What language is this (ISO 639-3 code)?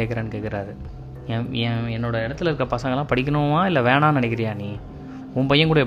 tam